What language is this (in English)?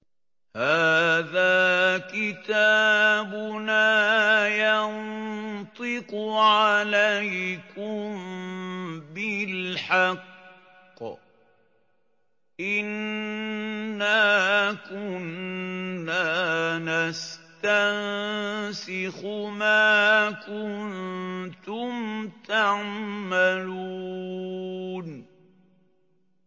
Arabic